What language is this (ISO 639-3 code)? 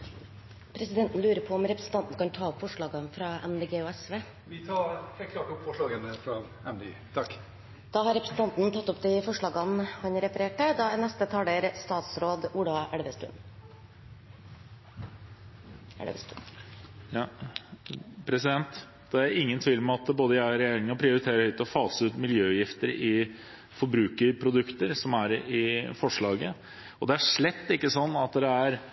nor